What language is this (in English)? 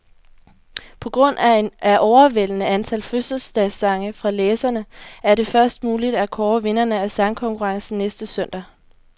Danish